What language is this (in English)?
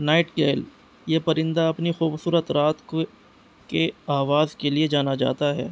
Urdu